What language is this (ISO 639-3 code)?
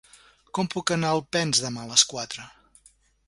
cat